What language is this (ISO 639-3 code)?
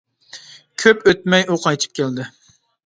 uig